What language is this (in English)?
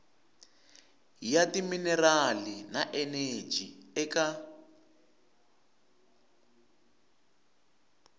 Tsonga